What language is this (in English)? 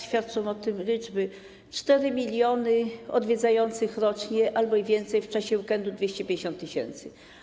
Polish